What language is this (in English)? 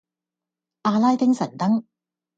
Cantonese